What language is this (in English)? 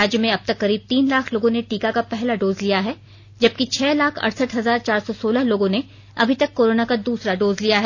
Hindi